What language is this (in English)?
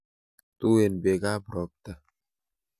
Kalenjin